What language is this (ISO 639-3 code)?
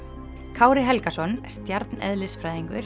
isl